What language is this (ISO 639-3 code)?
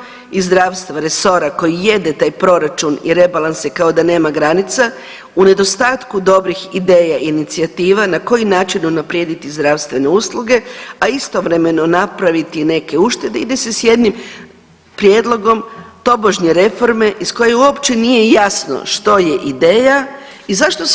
hrv